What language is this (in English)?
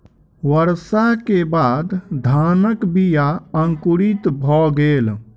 Maithili